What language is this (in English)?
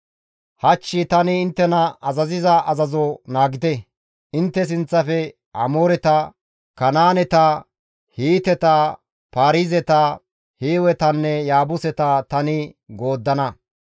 Gamo